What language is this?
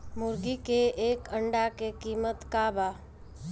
Bhojpuri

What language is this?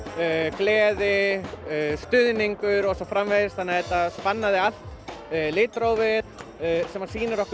Icelandic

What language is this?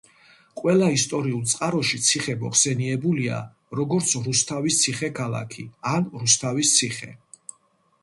Georgian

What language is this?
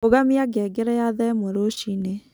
Kikuyu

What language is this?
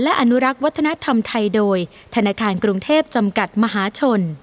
Thai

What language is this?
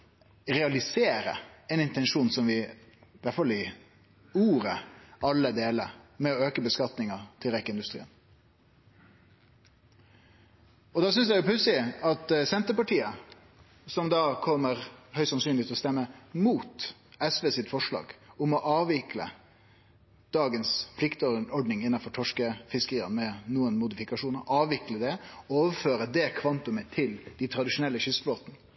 Norwegian Nynorsk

